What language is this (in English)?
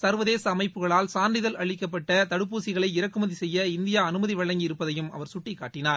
Tamil